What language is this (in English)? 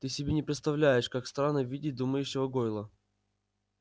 Russian